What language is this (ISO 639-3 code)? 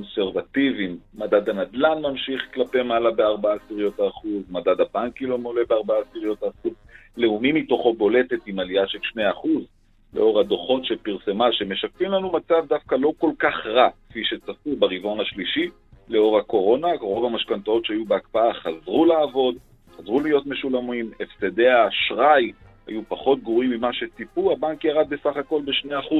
heb